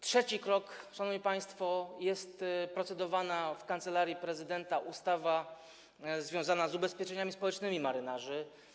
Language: Polish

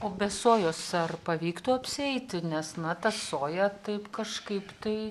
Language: Lithuanian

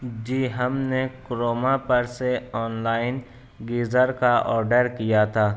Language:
Urdu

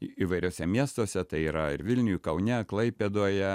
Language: Lithuanian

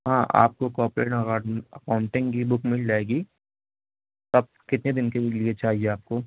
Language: Urdu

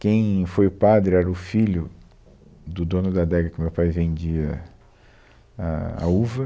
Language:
Portuguese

